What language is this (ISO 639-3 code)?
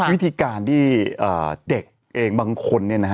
tha